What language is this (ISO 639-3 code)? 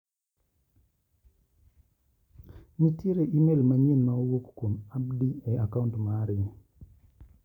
luo